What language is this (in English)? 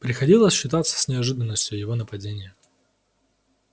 Russian